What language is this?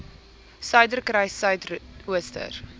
Afrikaans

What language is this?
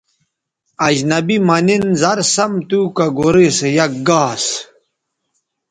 Bateri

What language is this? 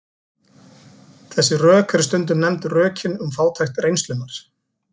Icelandic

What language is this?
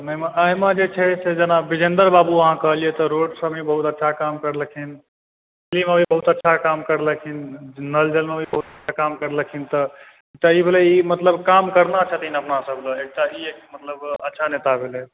Maithili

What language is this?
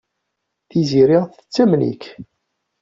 Kabyle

